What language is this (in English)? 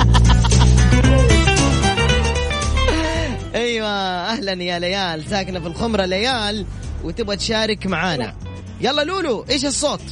Arabic